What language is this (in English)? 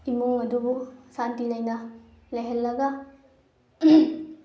Manipuri